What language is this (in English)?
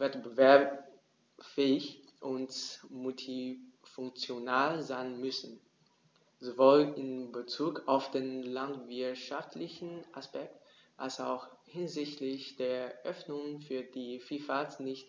German